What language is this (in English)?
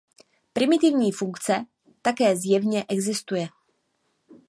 Czech